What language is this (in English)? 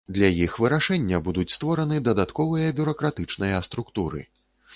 Belarusian